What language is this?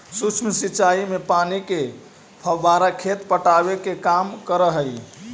Magahi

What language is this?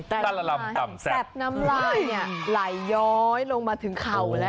Thai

